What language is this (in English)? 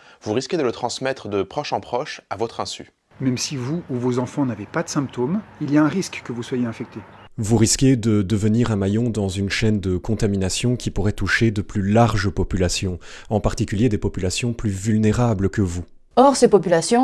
French